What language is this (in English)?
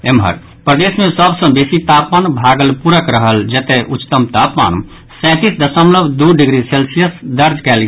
Maithili